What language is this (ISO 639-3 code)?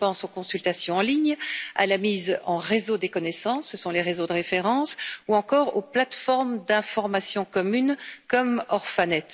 fra